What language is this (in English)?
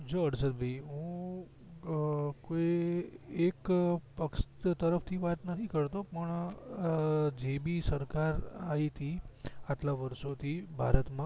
Gujarati